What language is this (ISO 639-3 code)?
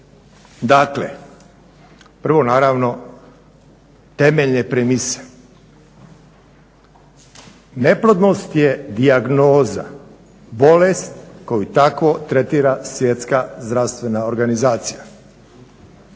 hrv